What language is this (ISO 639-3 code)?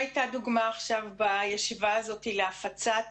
heb